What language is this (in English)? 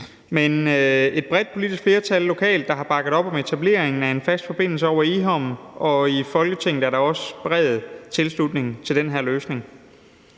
Danish